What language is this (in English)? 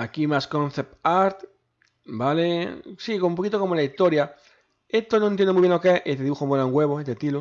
Spanish